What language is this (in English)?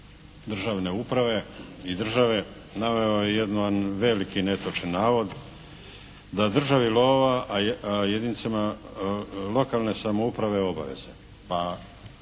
Croatian